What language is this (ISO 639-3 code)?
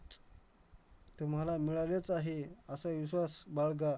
mar